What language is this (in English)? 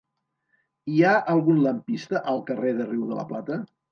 Catalan